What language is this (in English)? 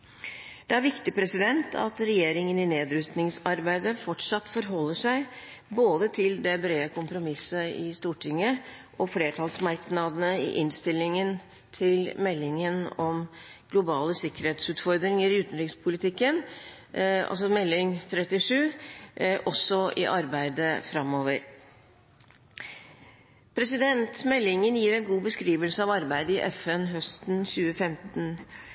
Norwegian Bokmål